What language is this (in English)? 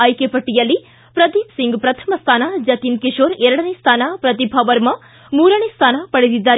Kannada